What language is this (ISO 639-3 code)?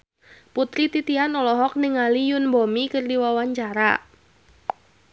sun